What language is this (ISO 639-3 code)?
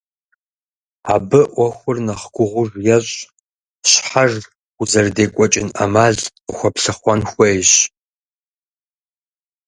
kbd